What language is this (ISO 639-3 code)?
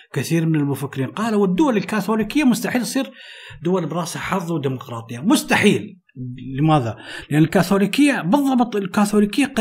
ara